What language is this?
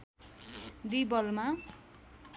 Nepali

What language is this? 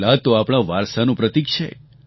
Gujarati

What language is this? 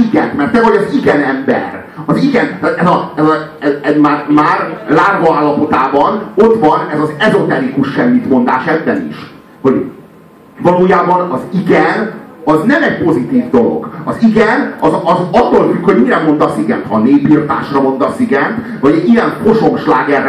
Hungarian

